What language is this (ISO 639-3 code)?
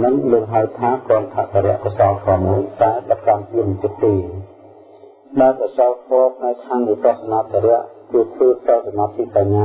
vie